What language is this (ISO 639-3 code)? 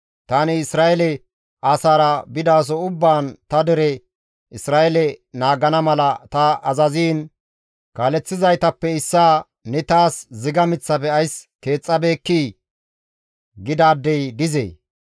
gmv